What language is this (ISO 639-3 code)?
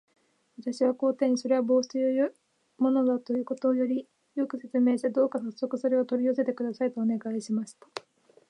jpn